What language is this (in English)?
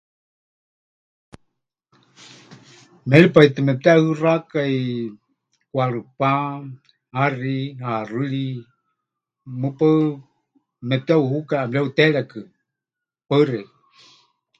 Huichol